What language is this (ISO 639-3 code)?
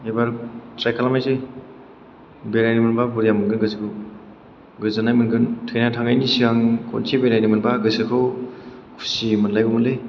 brx